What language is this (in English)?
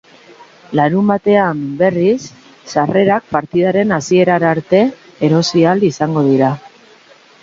Basque